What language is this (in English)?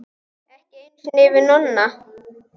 Icelandic